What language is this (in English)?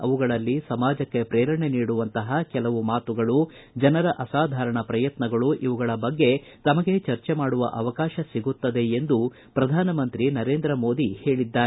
Kannada